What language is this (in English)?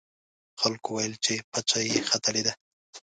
Pashto